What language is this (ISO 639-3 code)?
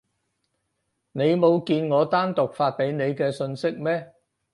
yue